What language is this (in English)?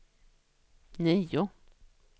Swedish